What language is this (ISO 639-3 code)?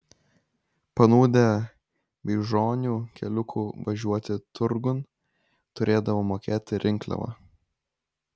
lit